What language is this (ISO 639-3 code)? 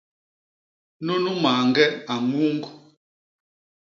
bas